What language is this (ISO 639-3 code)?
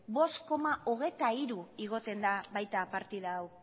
eus